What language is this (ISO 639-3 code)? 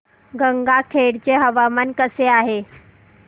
mar